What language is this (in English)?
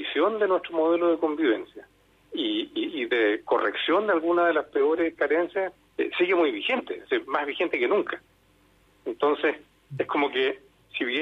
Spanish